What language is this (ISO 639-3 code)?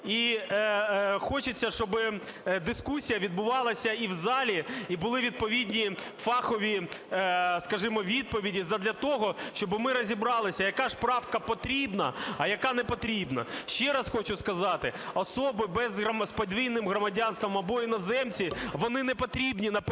ukr